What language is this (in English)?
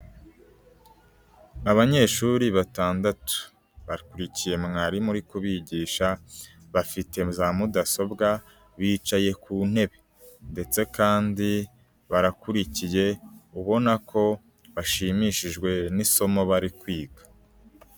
Kinyarwanda